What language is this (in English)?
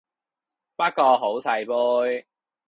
Cantonese